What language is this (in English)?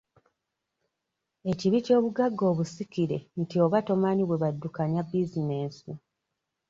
Ganda